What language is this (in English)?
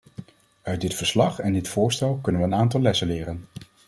Dutch